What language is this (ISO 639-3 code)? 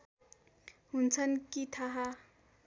nep